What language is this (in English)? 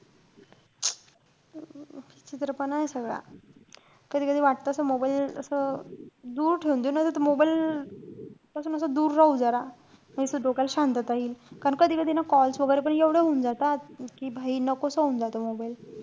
Marathi